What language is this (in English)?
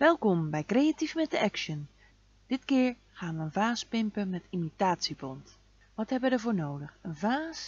Dutch